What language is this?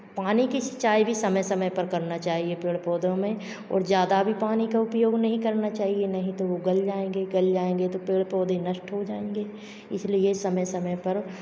Hindi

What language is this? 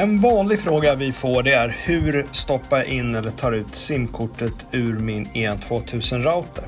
Swedish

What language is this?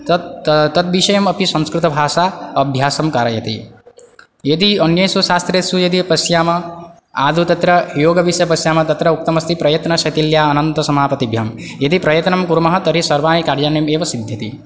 Sanskrit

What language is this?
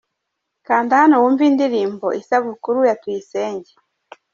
Kinyarwanda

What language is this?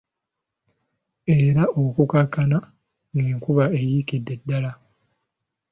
Ganda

